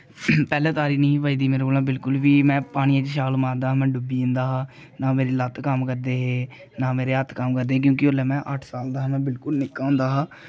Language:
Dogri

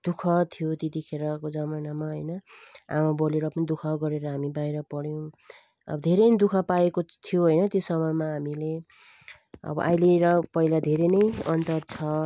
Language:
Nepali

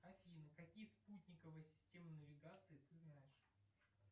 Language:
Russian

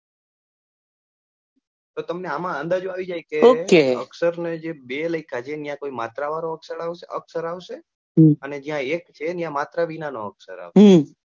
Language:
Gujarati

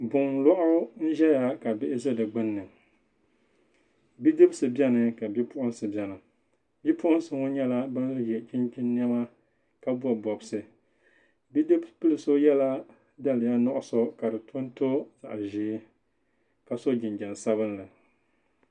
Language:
Dagbani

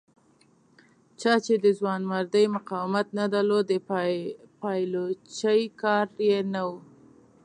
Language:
Pashto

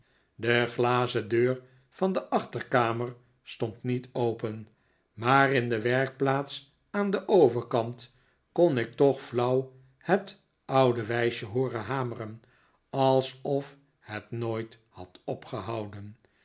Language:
Dutch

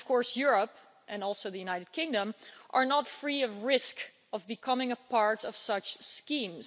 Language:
English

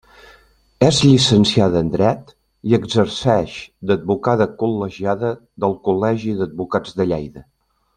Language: Catalan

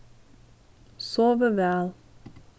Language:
Faroese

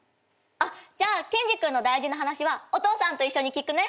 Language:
Japanese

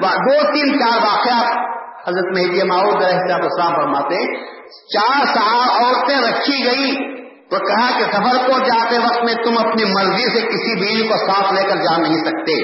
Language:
Urdu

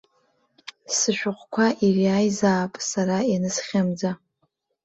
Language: Abkhazian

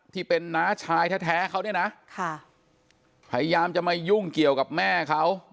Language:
Thai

